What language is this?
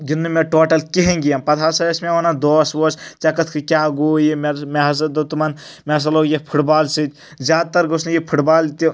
Kashmiri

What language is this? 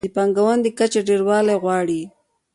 Pashto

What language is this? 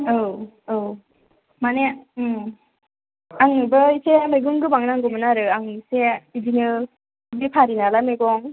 Bodo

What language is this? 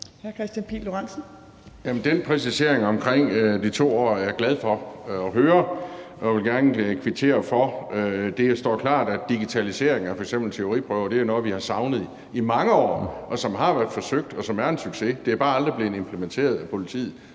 Danish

